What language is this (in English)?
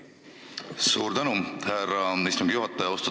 Estonian